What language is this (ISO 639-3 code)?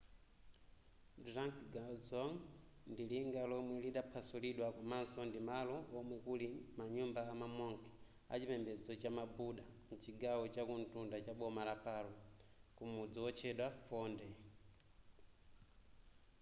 nya